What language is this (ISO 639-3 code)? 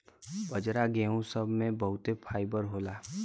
bho